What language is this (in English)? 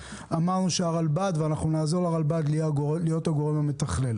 Hebrew